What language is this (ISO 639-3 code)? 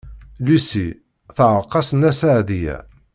kab